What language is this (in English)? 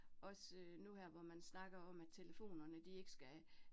Danish